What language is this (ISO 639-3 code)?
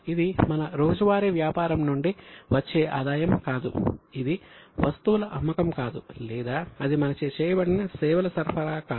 tel